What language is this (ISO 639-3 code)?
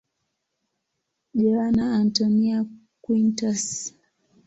swa